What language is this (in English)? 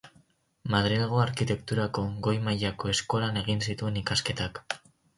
Basque